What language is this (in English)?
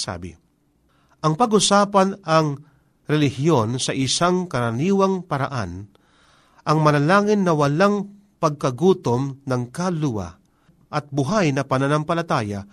Filipino